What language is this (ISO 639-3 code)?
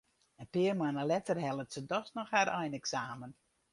fry